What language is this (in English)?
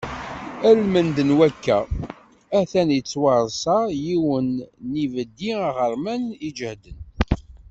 Kabyle